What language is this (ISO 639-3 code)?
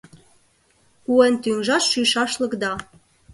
chm